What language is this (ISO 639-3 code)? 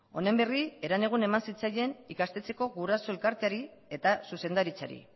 eus